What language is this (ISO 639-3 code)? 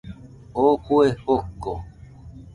hux